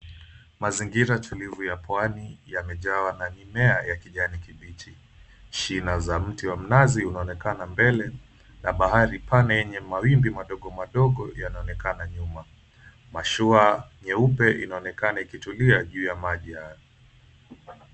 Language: Swahili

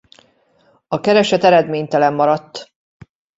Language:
Hungarian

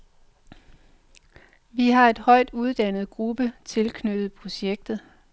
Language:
Danish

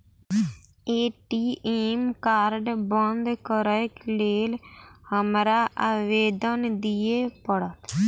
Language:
Maithili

